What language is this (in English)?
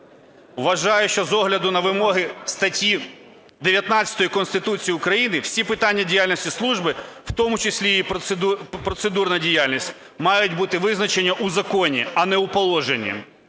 Ukrainian